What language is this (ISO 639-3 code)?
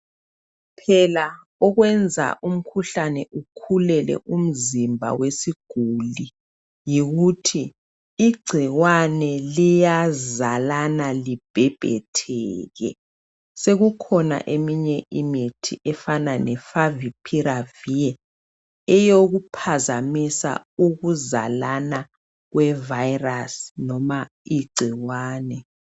nde